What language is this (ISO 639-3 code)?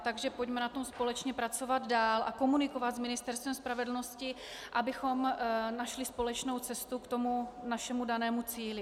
ces